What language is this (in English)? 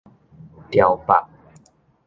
Min Nan Chinese